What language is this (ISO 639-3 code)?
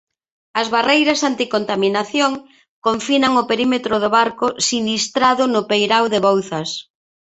glg